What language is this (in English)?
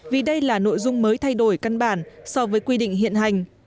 Vietnamese